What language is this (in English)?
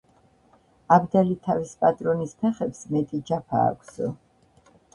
Georgian